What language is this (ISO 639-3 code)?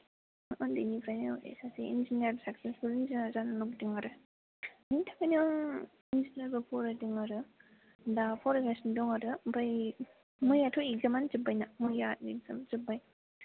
brx